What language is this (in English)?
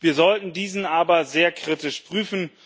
German